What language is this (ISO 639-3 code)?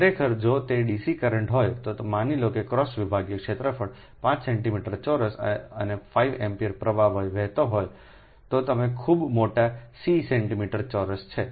guj